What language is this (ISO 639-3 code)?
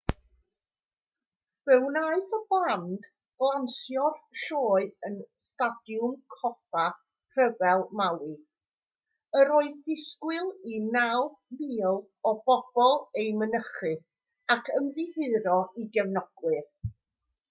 cym